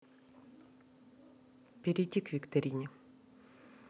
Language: Russian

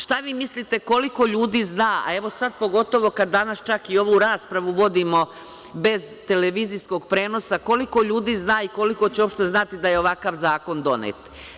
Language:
Serbian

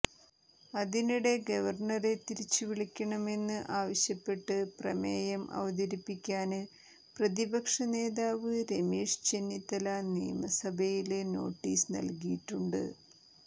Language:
Malayalam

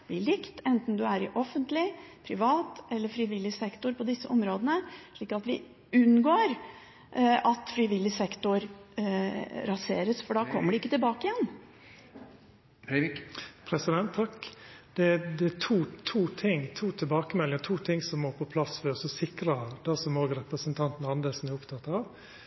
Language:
Norwegian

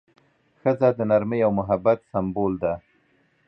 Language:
Pashto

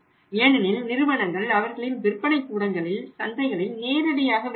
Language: Tamil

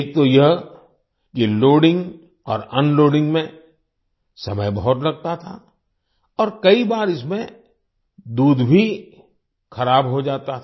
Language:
Hindi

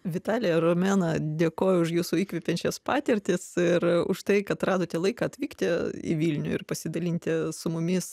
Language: Lithuanian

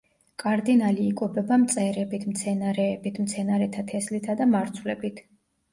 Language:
Georgian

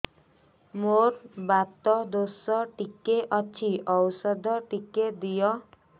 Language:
Odia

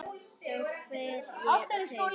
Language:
Icelandic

